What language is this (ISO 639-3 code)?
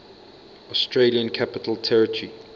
eng